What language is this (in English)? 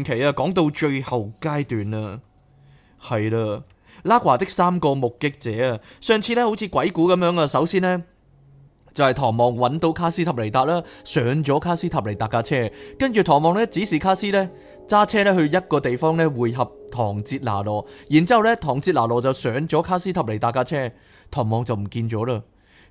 Chinese